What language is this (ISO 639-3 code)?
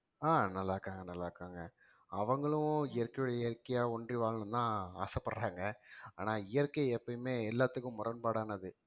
tam